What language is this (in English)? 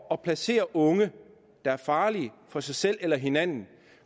Danish